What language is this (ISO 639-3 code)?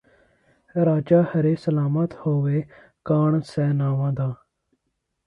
pan